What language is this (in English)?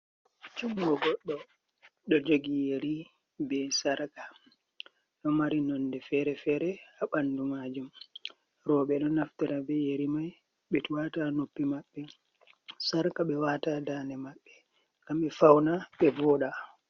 Fula